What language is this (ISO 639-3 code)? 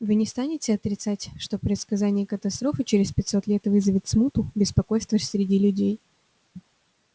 rus